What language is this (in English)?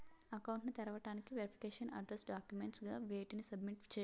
Telugu